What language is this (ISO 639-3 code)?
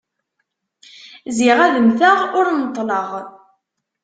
kab